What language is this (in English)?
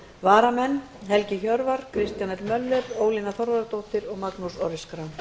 Icelandic